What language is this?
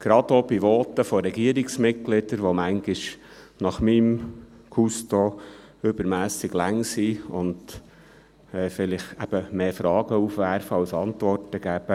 Swiss German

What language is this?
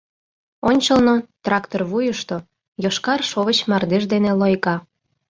Mari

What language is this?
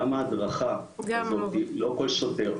Hebrew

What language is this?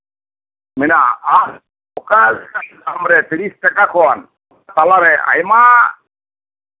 Santali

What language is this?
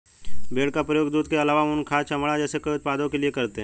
Hindi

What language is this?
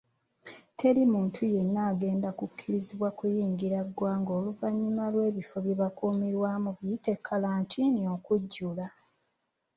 Ganda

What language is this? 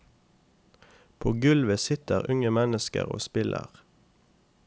Norwegian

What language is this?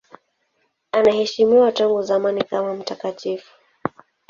Swahili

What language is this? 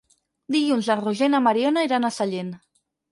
Catalan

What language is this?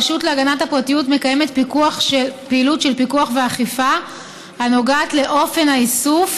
Hebrew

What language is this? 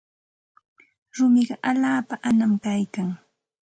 Santa Ana de Tusi Pasco Quechua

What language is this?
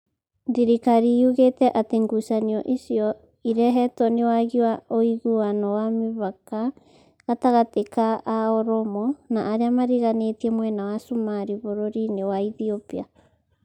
Kikuyu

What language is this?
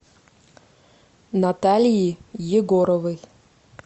Russian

